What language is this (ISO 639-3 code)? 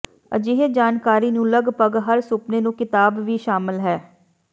pan